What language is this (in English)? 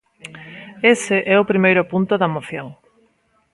Galician